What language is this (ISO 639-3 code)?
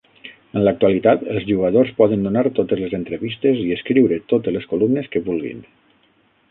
cat